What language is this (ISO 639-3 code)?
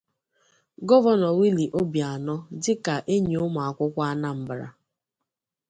ibo